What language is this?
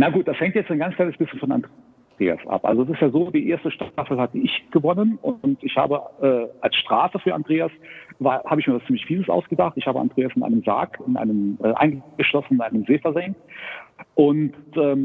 German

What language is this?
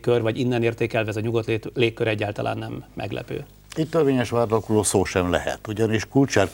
Hungarian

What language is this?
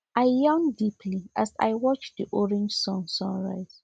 Nigerian Pidgin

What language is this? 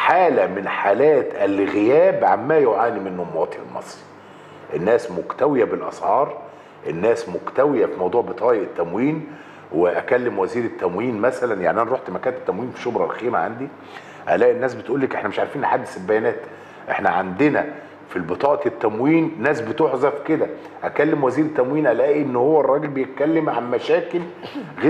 Arabic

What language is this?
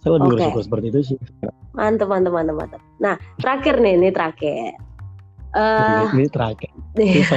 Indonesian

